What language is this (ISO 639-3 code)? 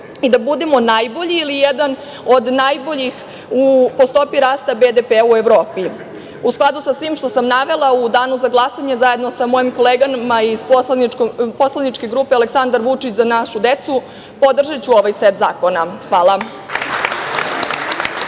srp